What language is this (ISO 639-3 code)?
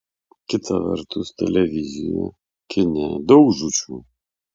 lit